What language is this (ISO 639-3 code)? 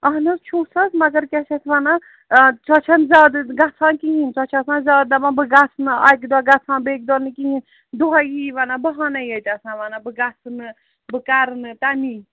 kas